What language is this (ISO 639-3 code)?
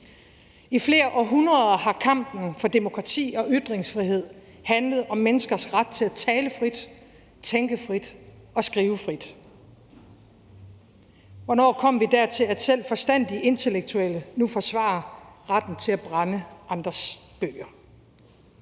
dan